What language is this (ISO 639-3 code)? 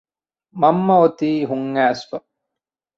div